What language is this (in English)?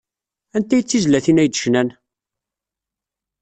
Kabyle